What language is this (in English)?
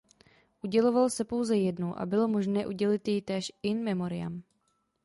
Czech